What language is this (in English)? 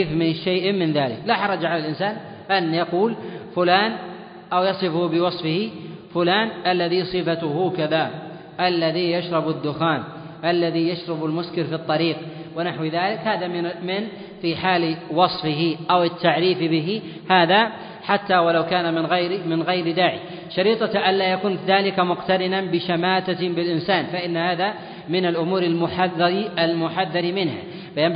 Arabic